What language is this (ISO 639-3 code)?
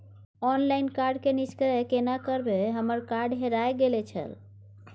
mai